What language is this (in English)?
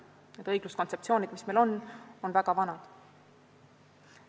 Estonian